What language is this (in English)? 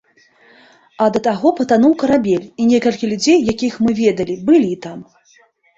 Belarusian